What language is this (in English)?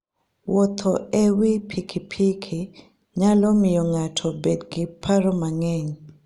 Luo (Kenya and Tanzania)